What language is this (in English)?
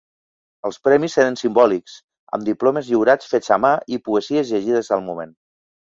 Catalan